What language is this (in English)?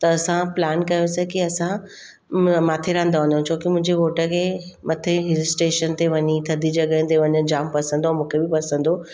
Sindhi